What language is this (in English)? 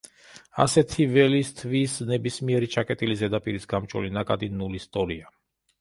Georgian